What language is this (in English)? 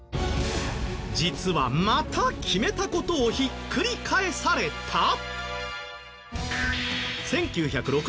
Japanese